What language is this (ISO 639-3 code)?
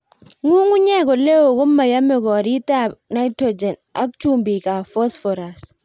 kln